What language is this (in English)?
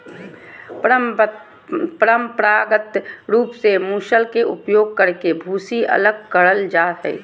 Magahi